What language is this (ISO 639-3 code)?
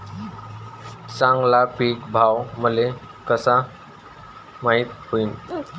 mar